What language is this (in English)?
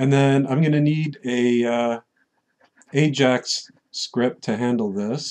English